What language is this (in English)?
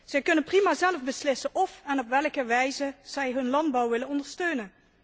Dutch